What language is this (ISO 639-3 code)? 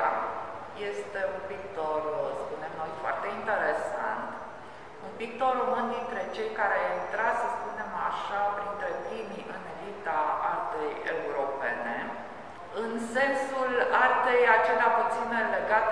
ron